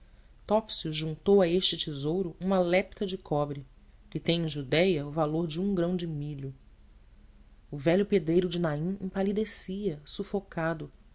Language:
Portuguese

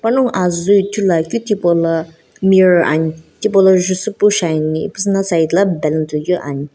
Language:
Sumi Naga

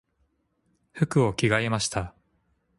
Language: Japanese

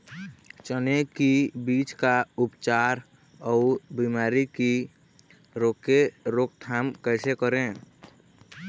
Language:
Chhattisgarhi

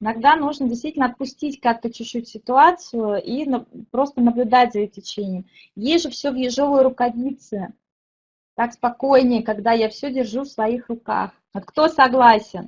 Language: Russian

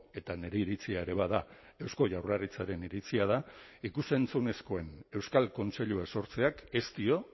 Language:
Basque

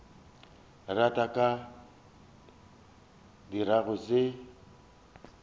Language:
Northern Sotho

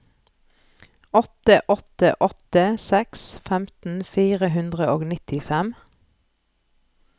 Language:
Norwegian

